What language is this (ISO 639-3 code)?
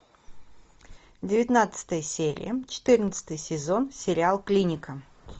rus